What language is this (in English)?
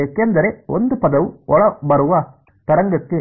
Kannada